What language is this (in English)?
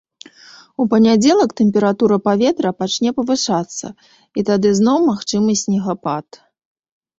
Belarusian